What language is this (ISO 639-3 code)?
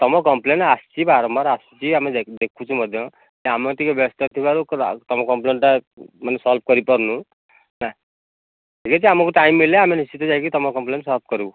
ori